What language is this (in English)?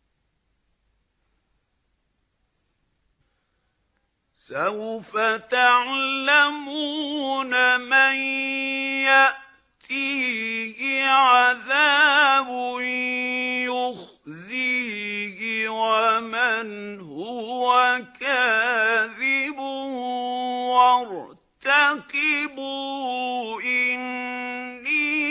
Arabic